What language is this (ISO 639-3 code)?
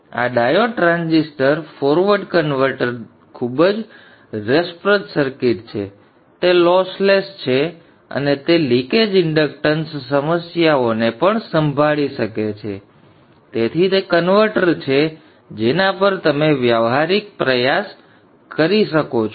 guj